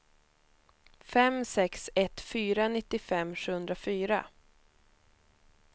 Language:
Swedish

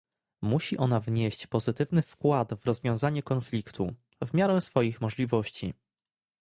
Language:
Polish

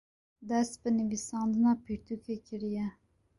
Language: Kurdish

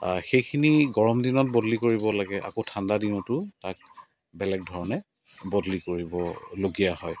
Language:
Assamese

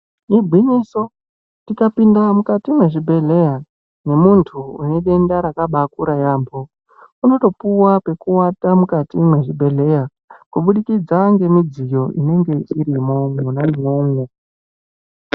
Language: Ndau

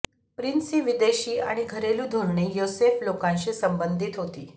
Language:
Marathi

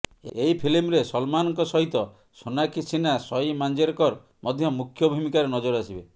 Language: Odia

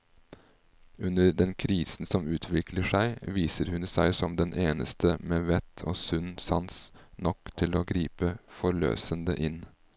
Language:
Norwegian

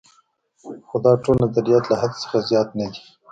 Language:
Pashto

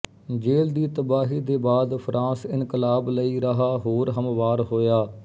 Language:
Punjabi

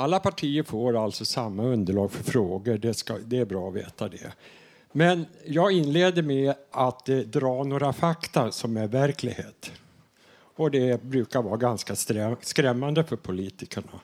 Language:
Swedish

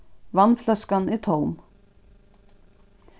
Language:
Faroese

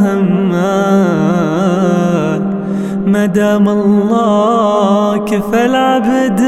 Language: Arabic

